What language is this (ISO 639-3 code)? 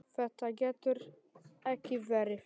isl